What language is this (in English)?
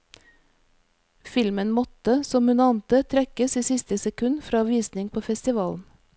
Norwegian